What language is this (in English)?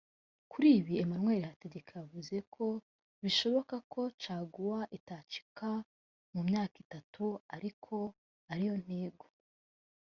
Kinyarwanda